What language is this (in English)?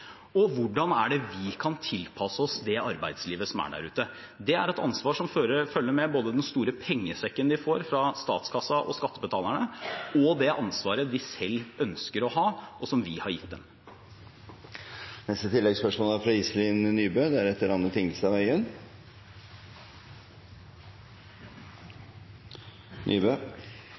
Norwegian